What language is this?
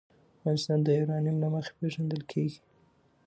Pashto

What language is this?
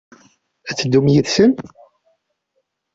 Kabyle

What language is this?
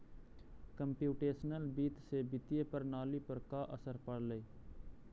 Magahi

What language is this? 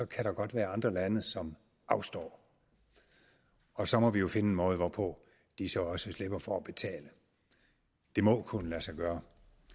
Danish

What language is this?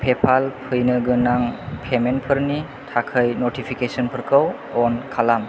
Bodo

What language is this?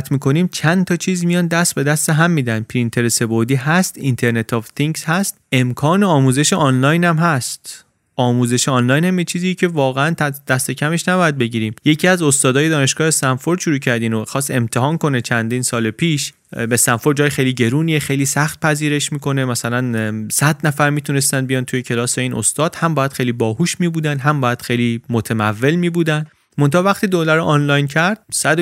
Persian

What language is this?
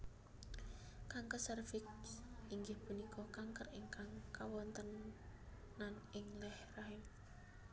Javanese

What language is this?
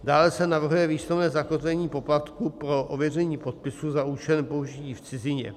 Czech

